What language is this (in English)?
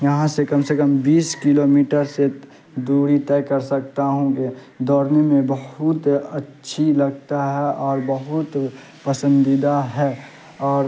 Urdu